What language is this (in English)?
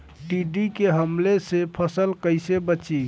Bhojpuri